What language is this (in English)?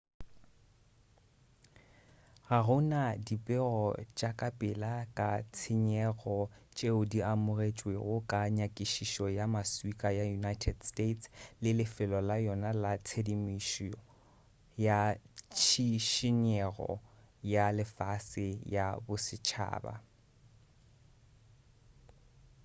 Northern Sotho